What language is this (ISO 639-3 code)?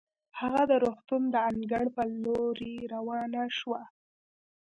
pus